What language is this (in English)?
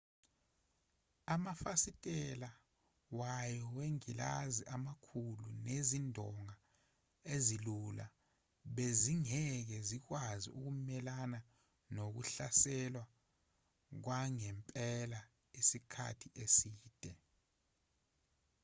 Zulu